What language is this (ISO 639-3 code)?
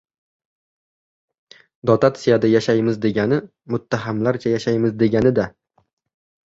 uzb